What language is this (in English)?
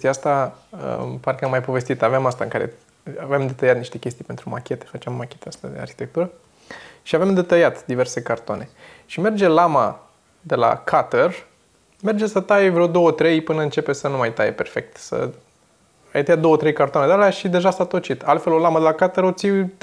Romanian